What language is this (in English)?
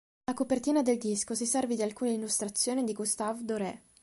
Italian